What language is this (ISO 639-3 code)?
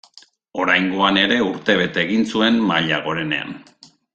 eus